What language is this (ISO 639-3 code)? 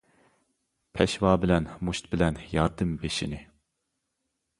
uig